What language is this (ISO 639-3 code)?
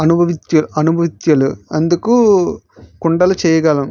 tel